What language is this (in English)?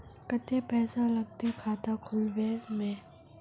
Magahi